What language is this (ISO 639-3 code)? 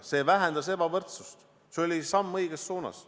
est